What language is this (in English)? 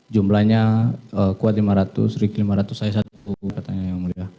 Indonesian